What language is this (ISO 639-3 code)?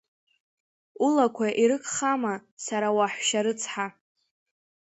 abk